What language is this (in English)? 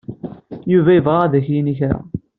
Kabyle